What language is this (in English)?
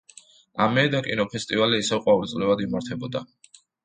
Georgian